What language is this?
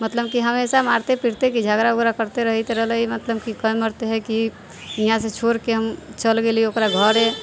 Maithili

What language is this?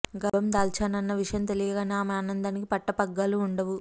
Telugu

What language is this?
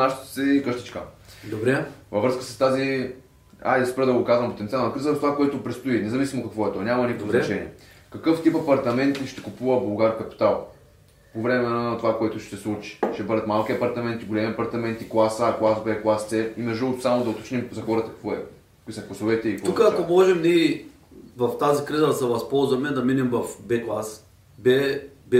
Bulgarian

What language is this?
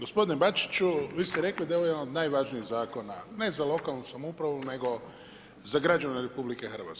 Croatian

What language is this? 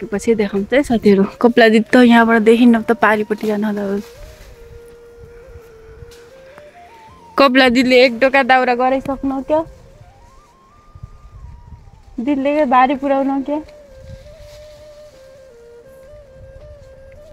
Arabic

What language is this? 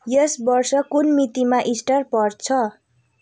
Nepali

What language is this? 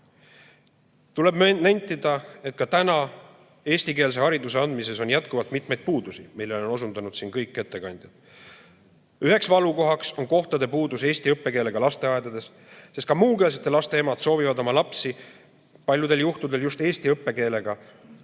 Estonian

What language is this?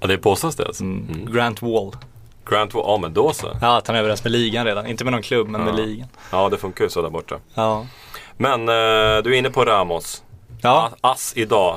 Swedish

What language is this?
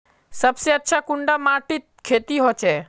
Magahi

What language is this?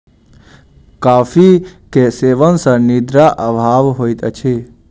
Maithili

